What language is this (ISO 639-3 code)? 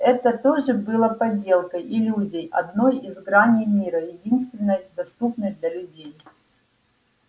rus